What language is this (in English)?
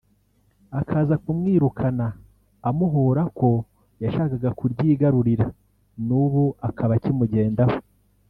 Kinyarwanda